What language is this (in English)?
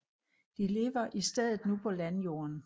Danish